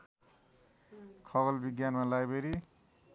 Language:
Nepali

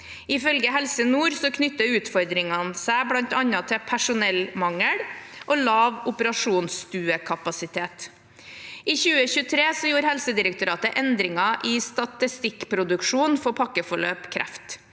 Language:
Norwegian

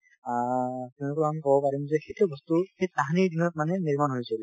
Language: Assamese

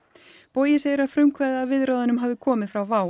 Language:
Icelandic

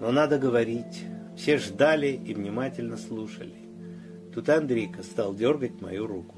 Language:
Russian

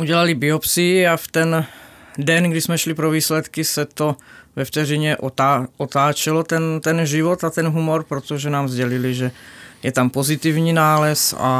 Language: Czech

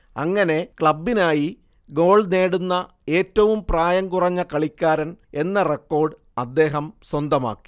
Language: Malayalam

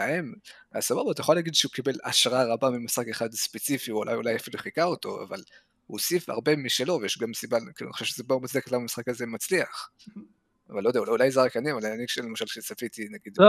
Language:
Hebrew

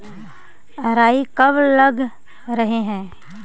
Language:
Magahi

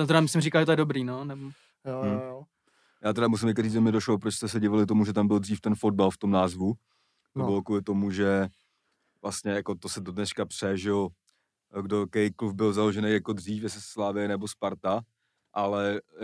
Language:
Czech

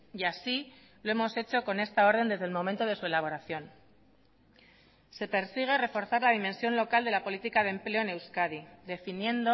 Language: Spanish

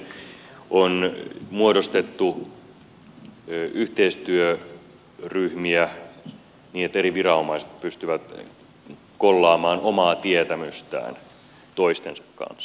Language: Finnish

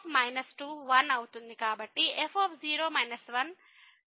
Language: Telugu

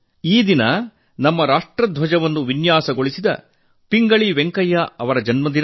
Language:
Kannada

